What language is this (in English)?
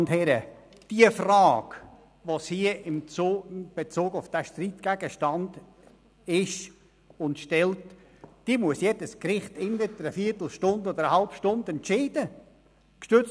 Swiss German